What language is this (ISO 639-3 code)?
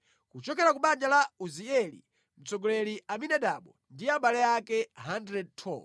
nya